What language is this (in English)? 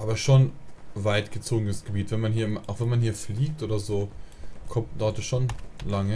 German